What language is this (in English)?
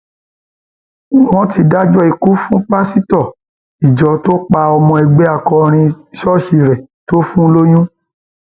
Yoruba